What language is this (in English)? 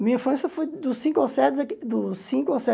Portuguese